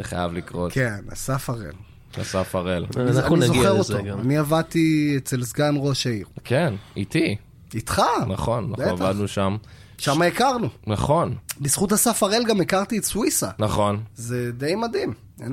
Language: Hebrew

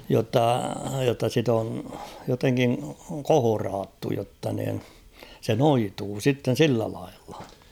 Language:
Finnish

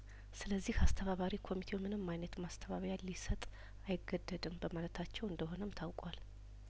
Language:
Amharic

